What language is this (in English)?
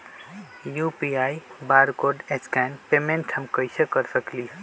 Magahi